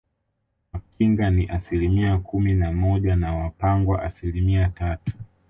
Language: Swahili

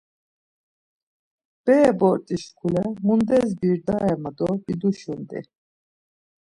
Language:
Laz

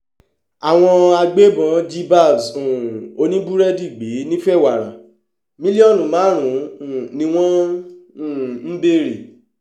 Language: Yoruba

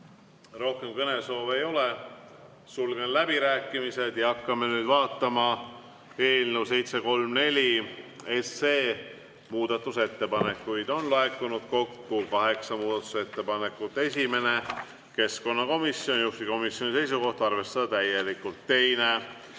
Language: Estonian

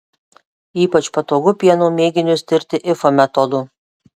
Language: Lithuanian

